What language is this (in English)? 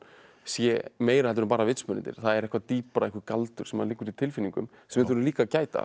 Icelandic